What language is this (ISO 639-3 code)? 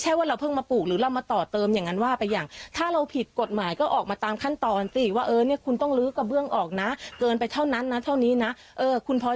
tha